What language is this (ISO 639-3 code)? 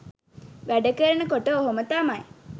sin